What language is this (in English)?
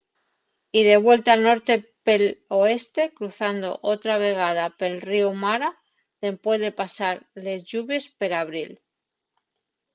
Asturian